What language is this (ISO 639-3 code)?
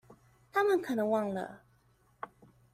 zho